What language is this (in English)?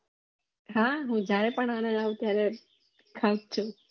Gujarati